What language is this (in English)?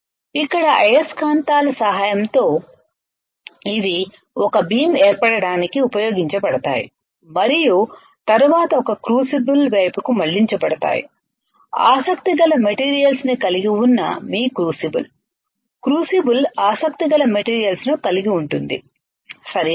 Telugu